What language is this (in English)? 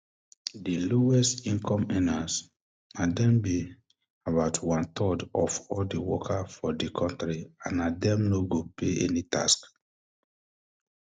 Nigerian Pidgin